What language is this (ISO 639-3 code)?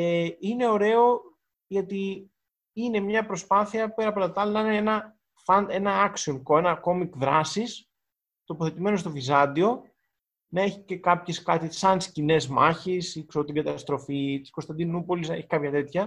ell